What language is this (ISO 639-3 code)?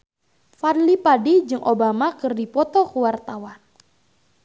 sun